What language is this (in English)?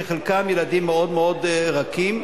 Hebrew